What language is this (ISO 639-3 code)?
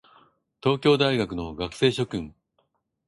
jpn